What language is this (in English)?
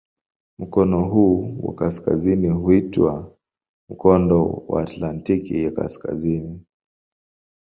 Swahili